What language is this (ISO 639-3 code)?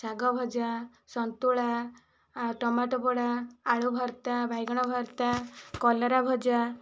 ori